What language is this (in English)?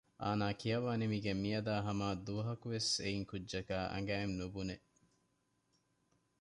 Divehi